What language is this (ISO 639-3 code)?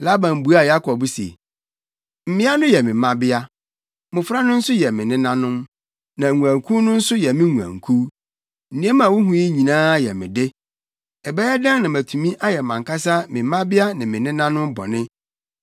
aka